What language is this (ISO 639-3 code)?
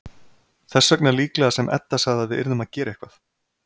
isl